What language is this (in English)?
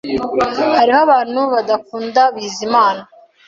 Kinyarwanda